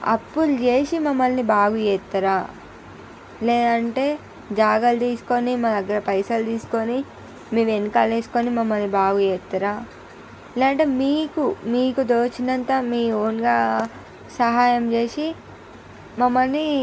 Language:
Telugu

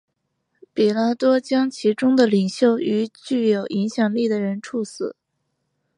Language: Chinese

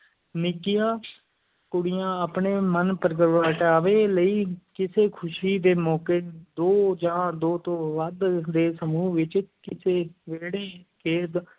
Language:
Punjabi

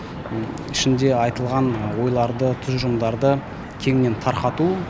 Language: Kazakh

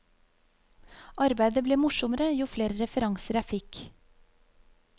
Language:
Norwegian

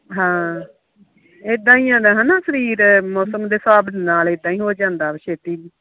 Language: Punjabi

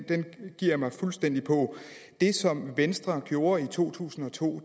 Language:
Danish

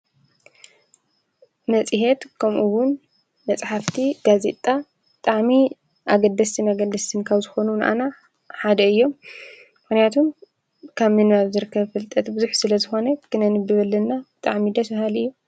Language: Tigrinya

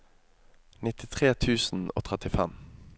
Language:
Norwegian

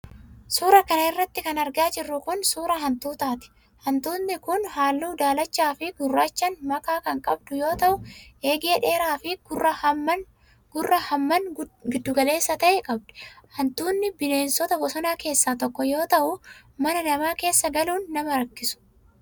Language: Oromo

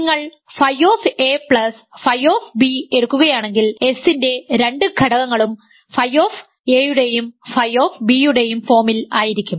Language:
Malayalam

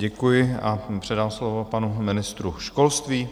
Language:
Czech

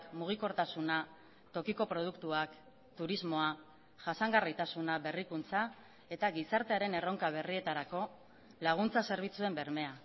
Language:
Basque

